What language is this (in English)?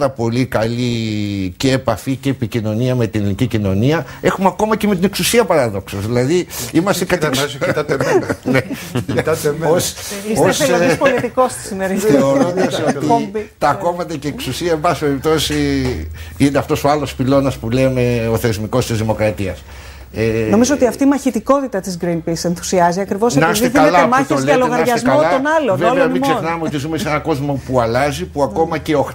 Greek